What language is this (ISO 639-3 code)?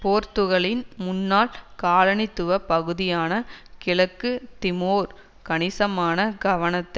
tam